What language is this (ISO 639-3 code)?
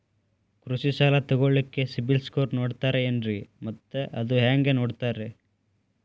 kan